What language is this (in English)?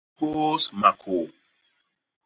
Basaa